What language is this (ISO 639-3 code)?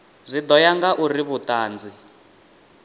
ven